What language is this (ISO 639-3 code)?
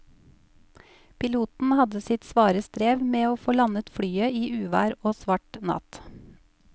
nor